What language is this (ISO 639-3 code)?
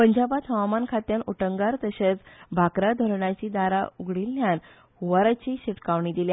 kok